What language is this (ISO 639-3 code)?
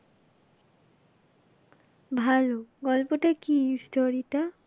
ben